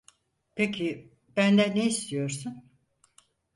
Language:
Turkish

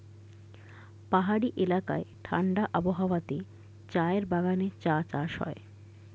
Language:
Bangla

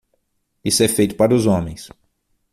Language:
Portuguese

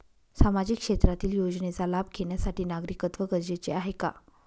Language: Marathi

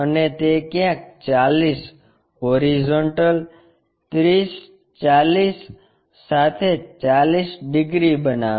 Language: Gujarati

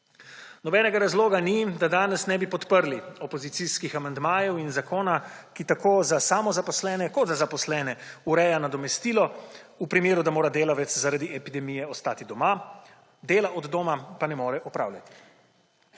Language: Slovenian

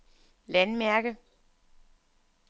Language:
Danish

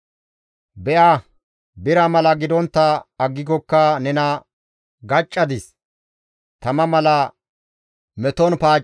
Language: Gamo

